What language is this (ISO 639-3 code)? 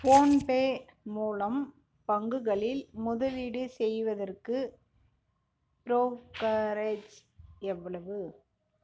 tam